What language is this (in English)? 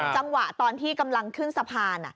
Thai